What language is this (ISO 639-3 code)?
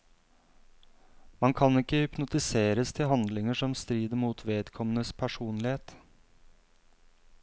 nor